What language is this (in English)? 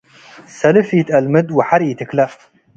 Tigre